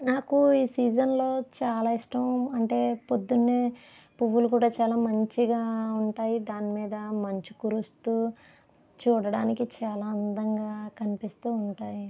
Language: Telugu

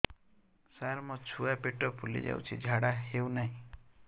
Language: Odia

